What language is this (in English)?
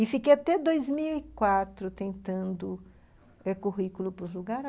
Portuguese